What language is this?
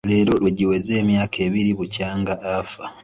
Ganda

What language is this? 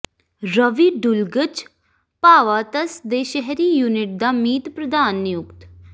Punjabi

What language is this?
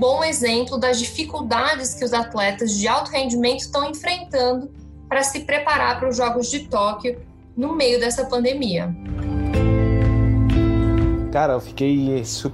Portuguese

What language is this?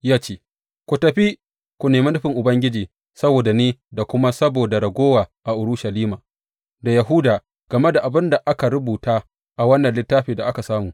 Hausa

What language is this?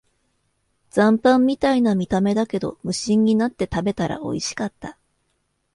Japanese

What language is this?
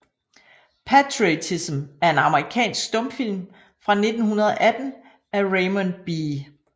Danish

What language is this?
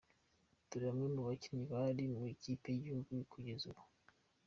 Kinyarwanda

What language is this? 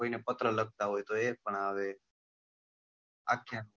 Gujarati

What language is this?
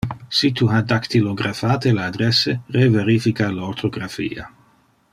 Interlingua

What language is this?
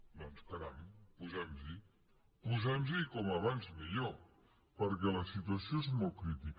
Catalan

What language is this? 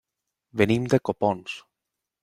Catalan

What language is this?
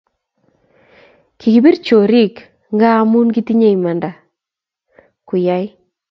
Kalenjin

